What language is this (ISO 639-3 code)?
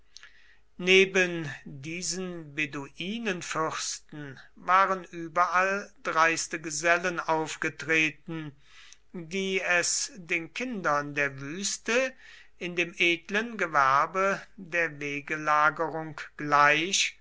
deu